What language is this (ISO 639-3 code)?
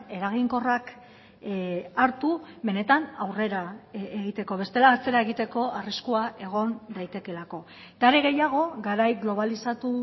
eus